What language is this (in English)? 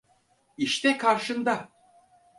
Turkish